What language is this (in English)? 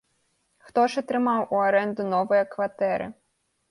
Belarusian